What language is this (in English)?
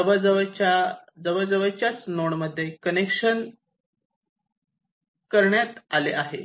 Marathi